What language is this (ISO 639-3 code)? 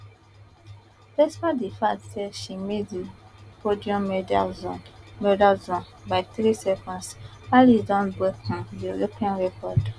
pcm